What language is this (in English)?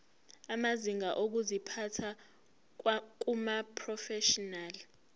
Zulu